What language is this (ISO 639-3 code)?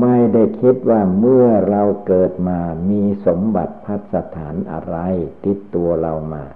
tha